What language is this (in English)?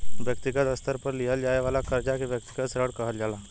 Bhojpuri